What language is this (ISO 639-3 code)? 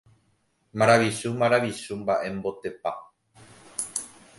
grn